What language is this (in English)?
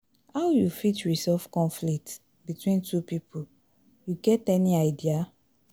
Nigerian Pidgin